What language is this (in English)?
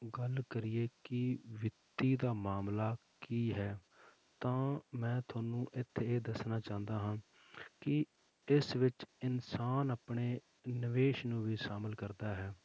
Punjabi